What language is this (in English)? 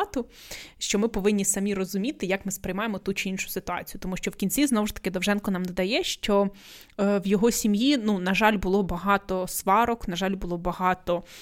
Ukrainian